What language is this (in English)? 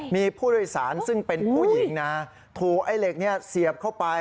Thai